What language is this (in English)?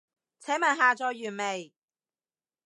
Cantonese